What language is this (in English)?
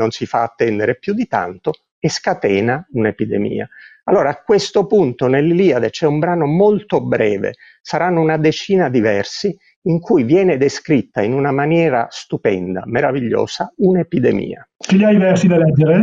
Italian